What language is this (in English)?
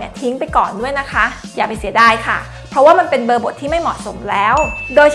Thai